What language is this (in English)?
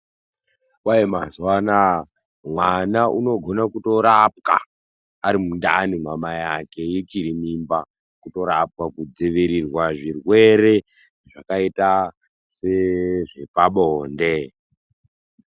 Ndau